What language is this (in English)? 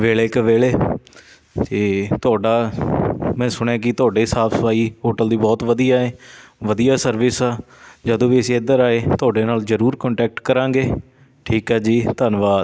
Punjabi